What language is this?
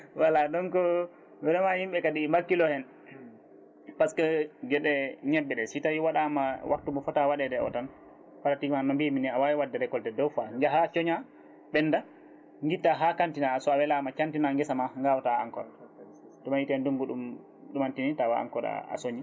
Fula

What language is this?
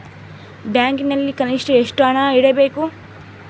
Kannada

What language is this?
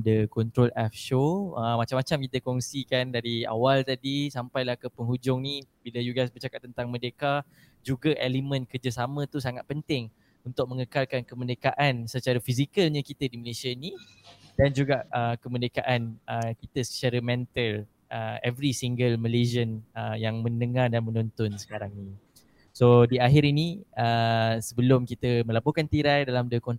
Malay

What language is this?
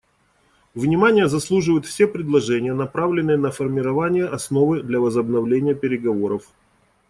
Russian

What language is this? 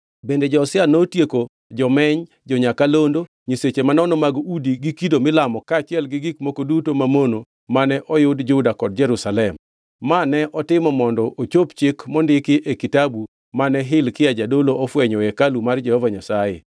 Luo (Kenya and Tanzania)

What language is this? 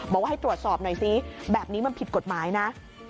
Thai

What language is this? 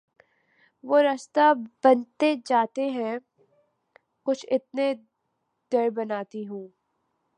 Urdu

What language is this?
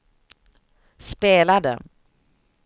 Swedish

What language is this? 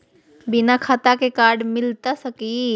Magahi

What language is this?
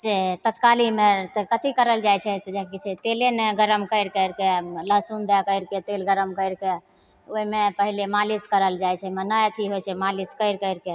Maithili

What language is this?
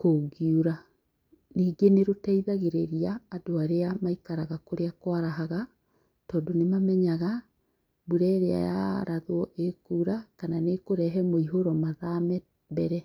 Kikuyu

